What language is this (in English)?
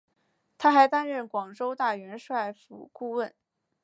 Chinese